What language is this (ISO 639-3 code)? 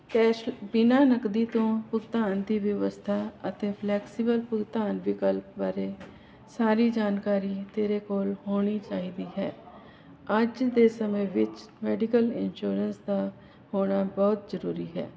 pan